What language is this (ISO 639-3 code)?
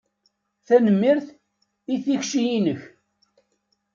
kab